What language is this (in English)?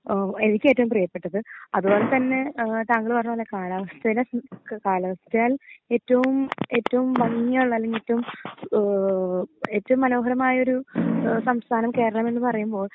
Malayalam